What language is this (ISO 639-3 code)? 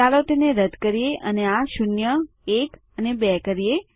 guj